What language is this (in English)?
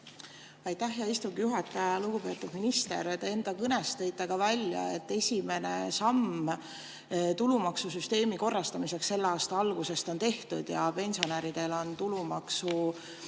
Estonian